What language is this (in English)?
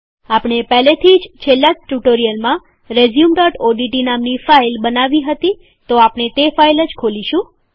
Gujarati